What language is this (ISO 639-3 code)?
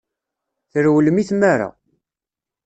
kab